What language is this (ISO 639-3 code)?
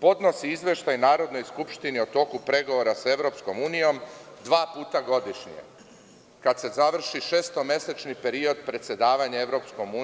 srp